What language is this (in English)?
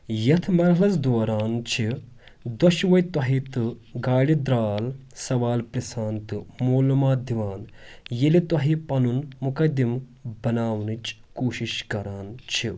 Kashmiri